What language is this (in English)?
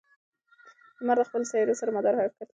Pashto